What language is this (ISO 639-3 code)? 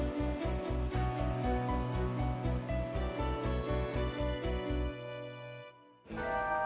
ind